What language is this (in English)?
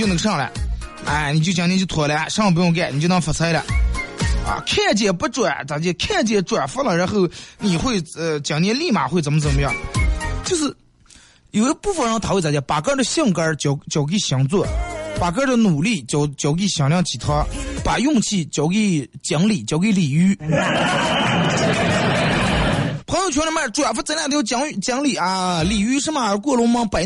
Chinese